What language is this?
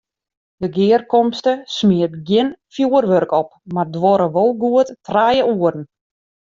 Western Frisian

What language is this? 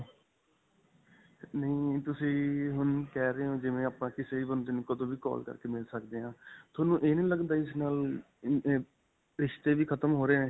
Punjabi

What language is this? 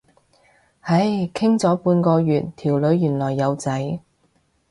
Cantonese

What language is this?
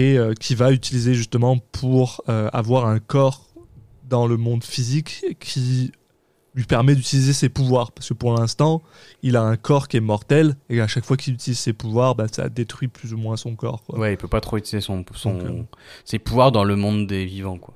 French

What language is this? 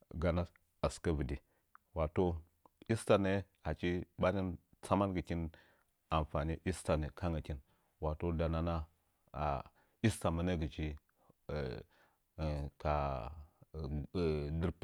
Nzanyi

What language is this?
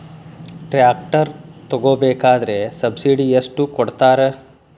Kannada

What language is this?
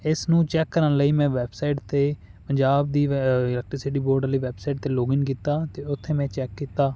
Punjabi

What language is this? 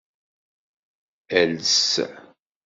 Kabyle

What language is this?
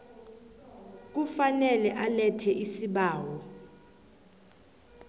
South Ndebele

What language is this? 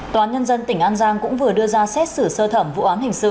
Vietnamese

